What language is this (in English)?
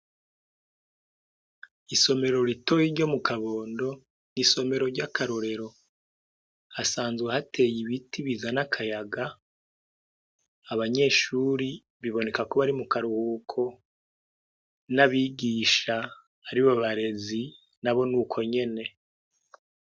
Rundi